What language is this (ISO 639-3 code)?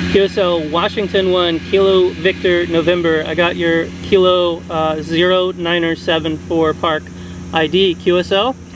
eng